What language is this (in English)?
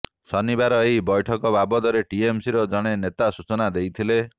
Odia